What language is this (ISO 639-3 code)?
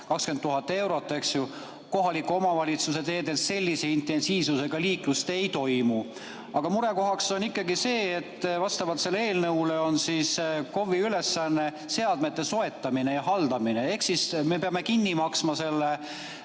est